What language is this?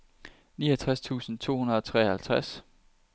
Danish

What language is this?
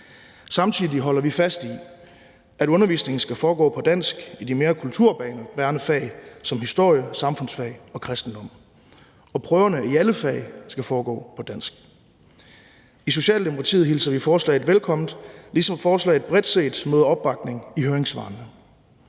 Danish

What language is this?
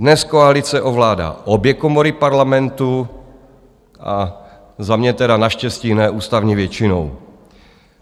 Czech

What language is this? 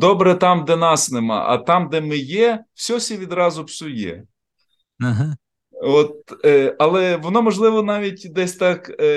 Ukrainian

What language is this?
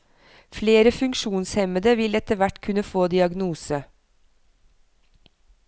Norwegian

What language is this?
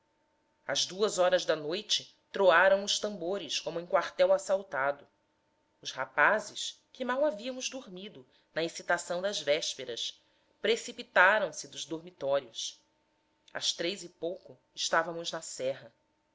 Portuguese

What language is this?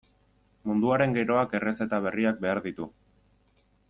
Basque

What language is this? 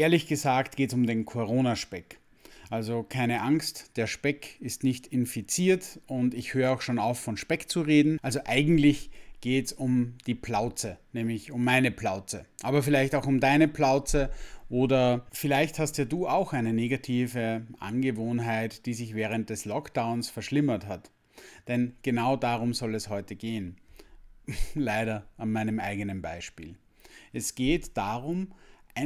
German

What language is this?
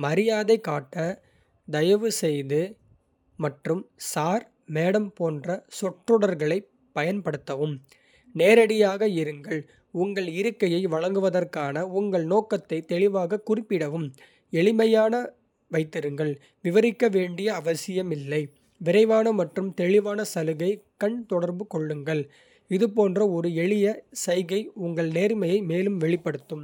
Kota (India)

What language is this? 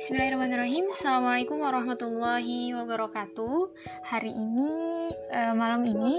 Indonesian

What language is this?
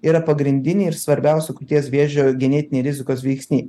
Lithuanian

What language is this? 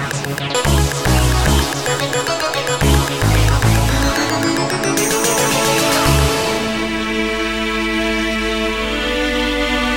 Slovak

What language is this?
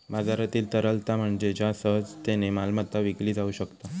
Marathi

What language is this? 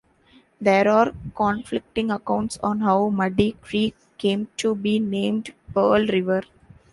English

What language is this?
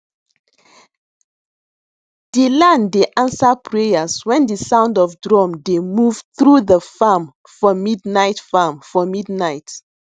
Nigerian Pidgin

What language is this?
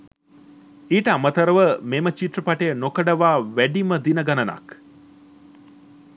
Sinhala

